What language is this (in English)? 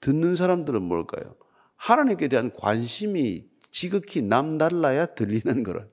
Korean